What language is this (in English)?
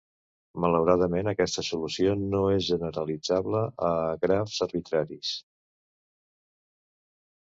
Catalan